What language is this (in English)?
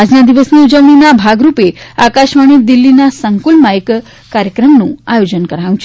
Gujarati